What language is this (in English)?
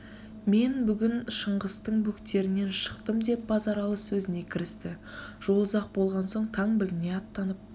Kazakh